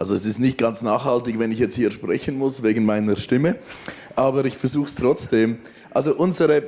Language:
German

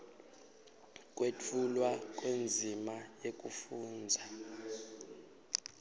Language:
Swati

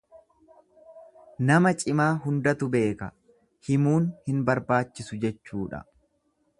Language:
Oromo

